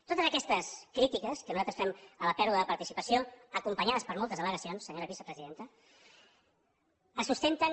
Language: Catalan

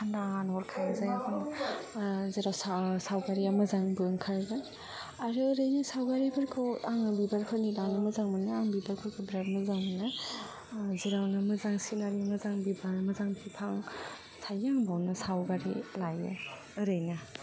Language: Bodo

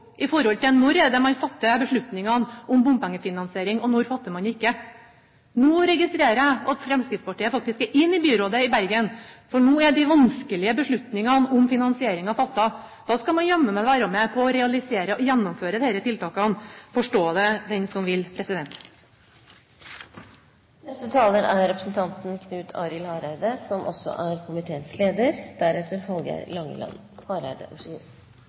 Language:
Norwegian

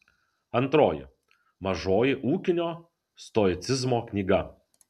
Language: Lithuanian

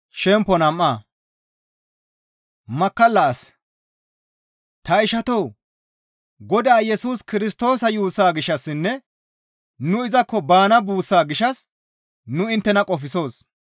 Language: Gamo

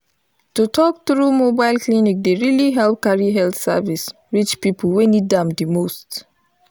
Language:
Nigerian Pidgin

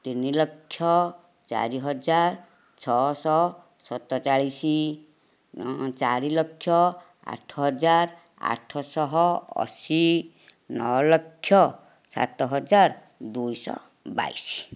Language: Odia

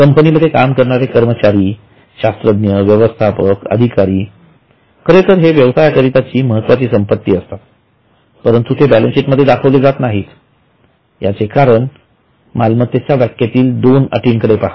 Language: Marathi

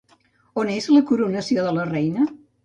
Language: Catalan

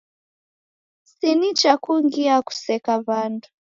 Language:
Taita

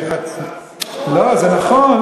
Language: Hebrew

